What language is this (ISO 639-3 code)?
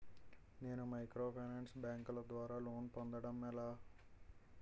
tel